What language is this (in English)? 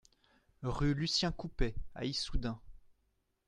French